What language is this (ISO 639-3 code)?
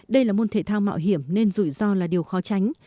vie